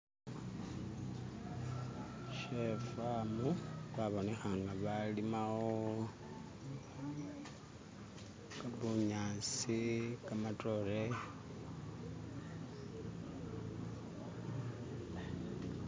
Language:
Masaaba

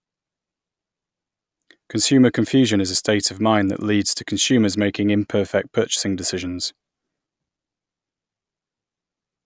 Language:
English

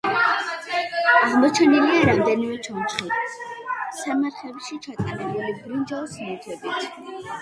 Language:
Georgian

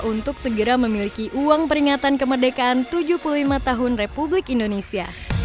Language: Indonesian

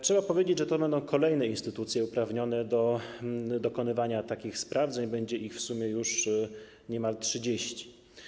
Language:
Polish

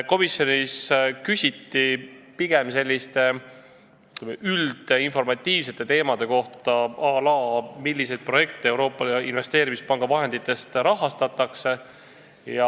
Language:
Estonian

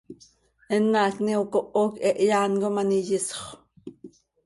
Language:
Seri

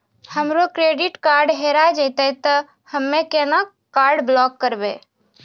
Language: Maithili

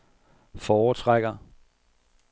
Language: Danish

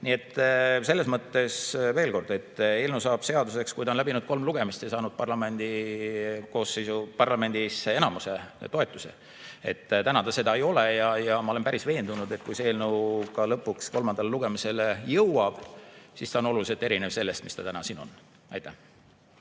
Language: Estonian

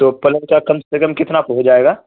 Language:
Urdu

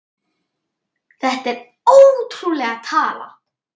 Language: Icelandic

